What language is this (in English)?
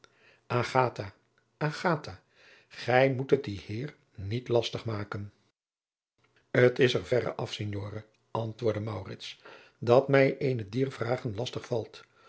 Dutch